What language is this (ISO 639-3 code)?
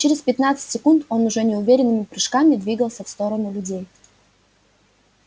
rus